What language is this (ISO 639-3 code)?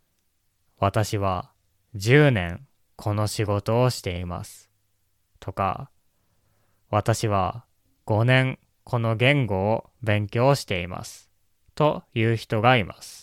jpn